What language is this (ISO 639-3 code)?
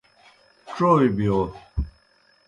plk